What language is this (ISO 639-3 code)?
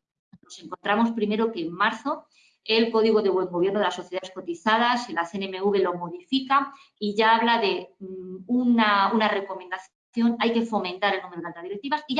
spa